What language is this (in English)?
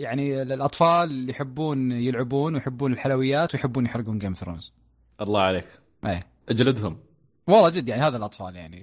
Arabic